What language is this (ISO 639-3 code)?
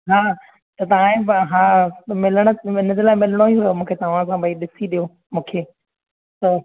snd